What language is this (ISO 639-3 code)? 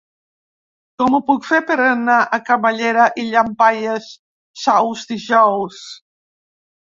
cat